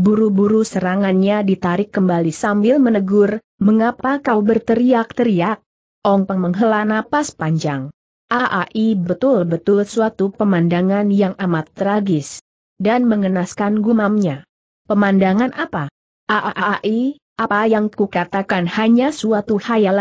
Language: Indonesian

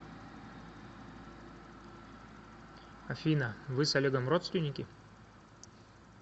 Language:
Russian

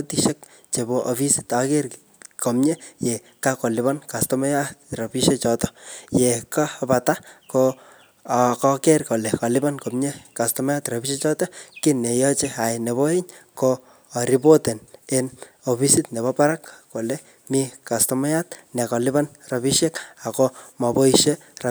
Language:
Kalenjin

